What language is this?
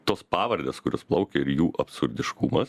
Lithuanian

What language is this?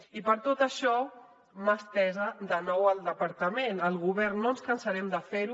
Catalan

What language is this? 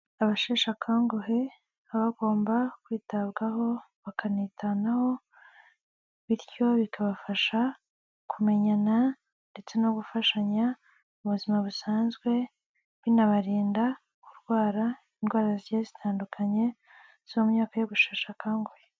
Kinyarwanda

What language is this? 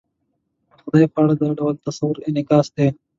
Pashto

